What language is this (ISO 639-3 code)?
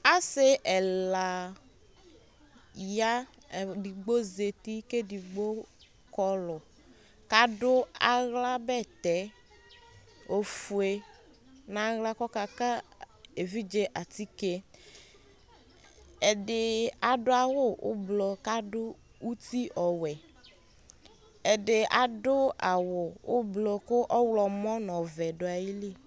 kpo